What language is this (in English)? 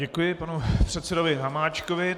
Czech